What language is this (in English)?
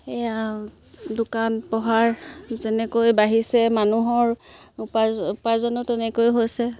Assamese